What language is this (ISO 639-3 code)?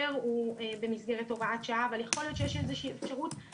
heb